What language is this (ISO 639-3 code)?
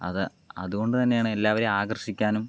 mal